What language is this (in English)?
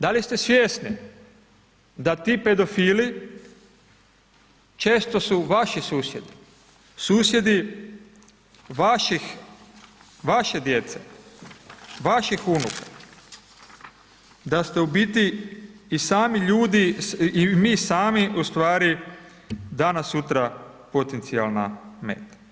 Croatian